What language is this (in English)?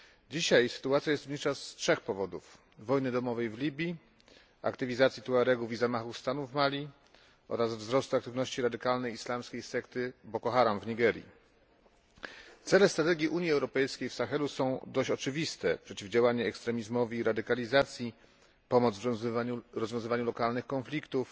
Polish